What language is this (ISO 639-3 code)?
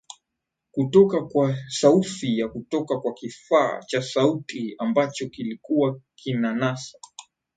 swa